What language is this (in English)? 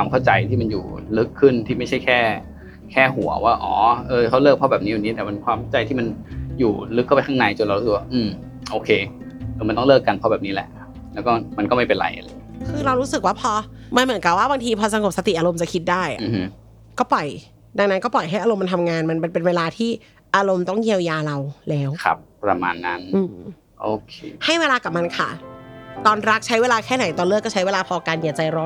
Thai